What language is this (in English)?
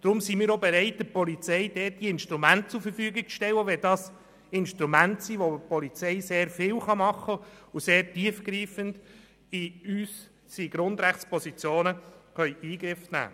Swiss German